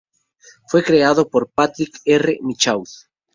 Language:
Spanish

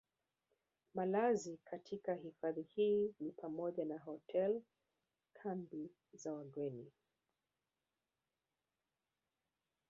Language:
Swahili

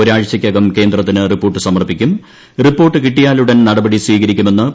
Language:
Malayalam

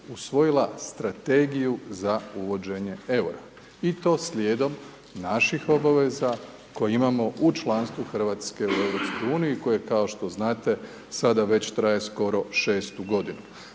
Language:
Croatian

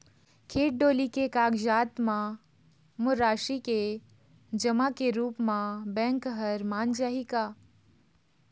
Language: Chhattisgarhi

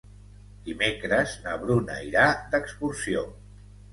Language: Catalan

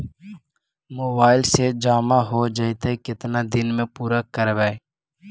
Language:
Magahi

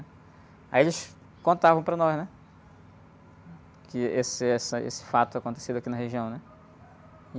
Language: Portuguese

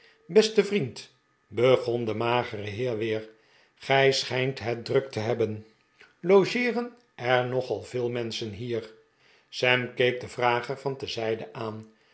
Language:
Dutch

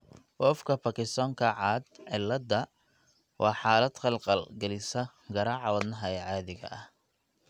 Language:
Somali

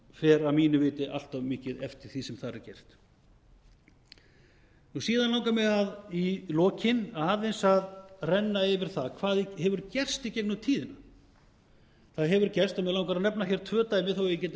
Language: Icelandic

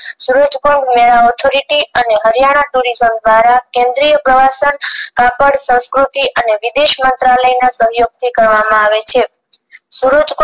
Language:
Gujarati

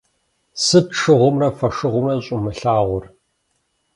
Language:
Kabardian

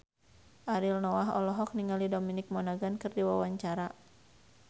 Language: Sundanese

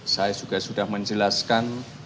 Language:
Indonesian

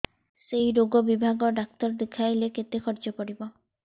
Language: Odia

